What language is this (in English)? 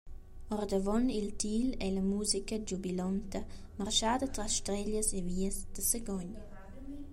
Romansh